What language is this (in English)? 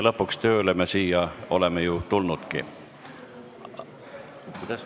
Estonian